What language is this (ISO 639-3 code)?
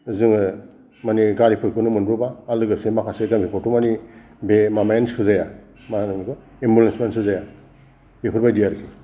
brx